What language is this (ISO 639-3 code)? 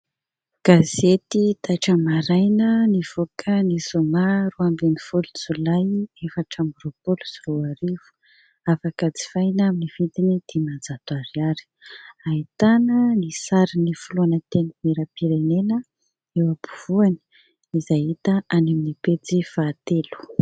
mlg